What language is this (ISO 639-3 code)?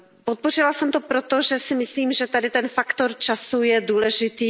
ces